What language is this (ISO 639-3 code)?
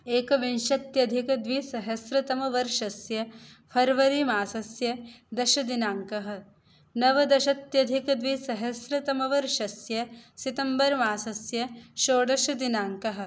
san